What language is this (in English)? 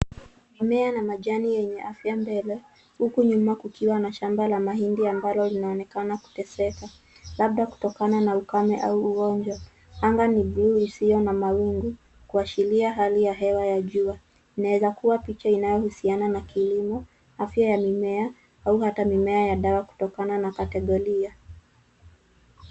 Swahili